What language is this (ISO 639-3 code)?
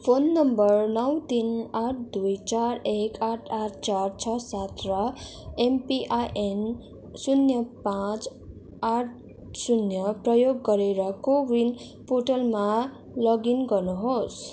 nep